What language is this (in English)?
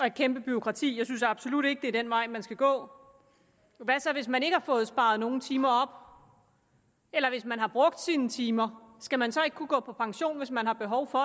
Danish